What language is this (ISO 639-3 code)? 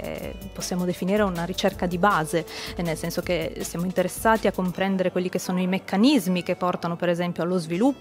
ita